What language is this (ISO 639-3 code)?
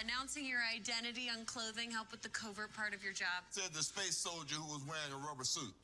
eng